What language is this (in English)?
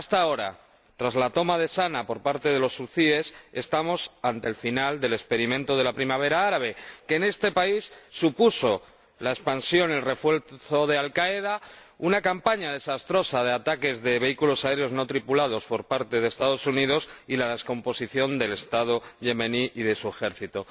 Spanish